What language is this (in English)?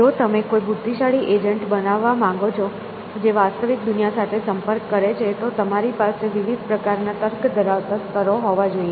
Gujarati